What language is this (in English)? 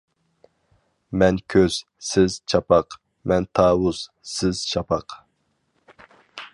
Uyghur